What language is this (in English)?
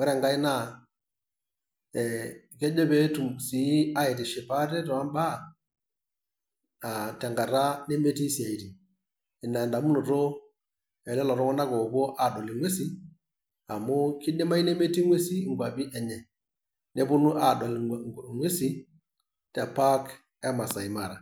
Masai